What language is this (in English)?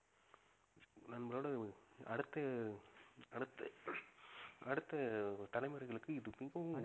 Tamil